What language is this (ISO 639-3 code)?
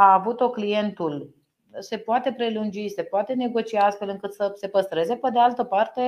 ron